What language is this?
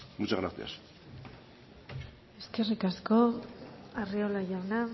Basque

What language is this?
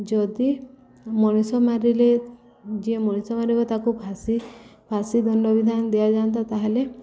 Odia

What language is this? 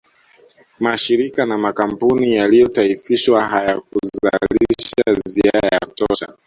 Swahili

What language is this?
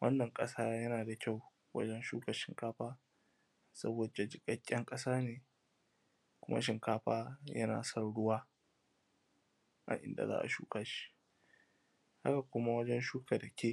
Hausa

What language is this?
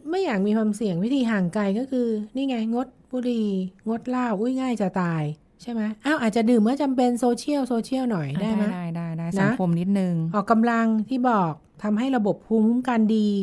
Thai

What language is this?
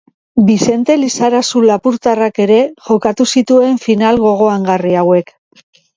Basque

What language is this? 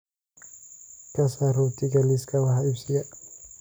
Somali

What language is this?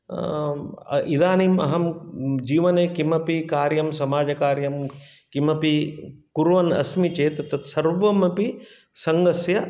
Sanskrit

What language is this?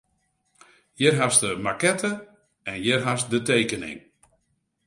Western Frisian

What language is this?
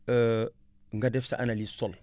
Wolof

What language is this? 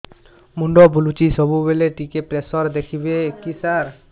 Odia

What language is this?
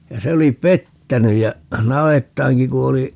Finnish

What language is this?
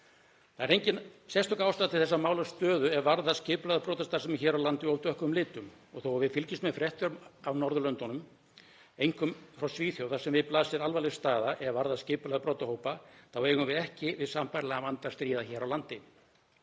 Icelandic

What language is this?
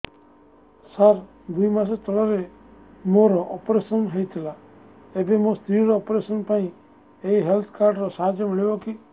Odia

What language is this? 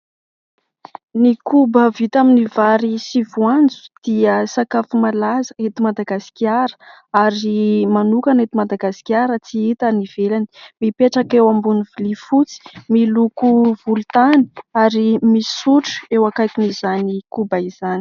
Malagasy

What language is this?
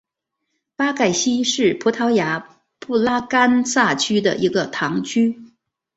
Chinese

